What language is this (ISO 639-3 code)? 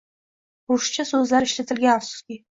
uzb